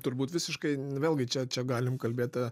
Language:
Lithuanian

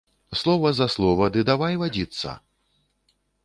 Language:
Belarusian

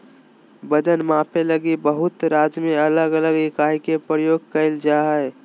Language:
Magahi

